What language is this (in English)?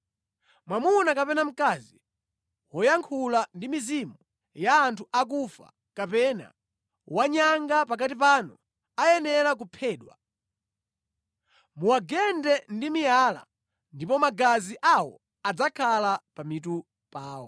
Nyanja